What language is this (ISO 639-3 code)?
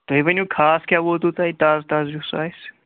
kas